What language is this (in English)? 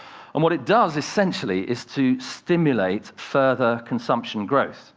English